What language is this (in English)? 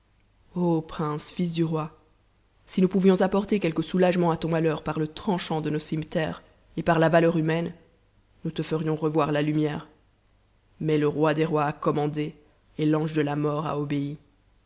French